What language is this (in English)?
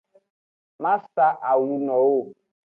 Aja (Benin)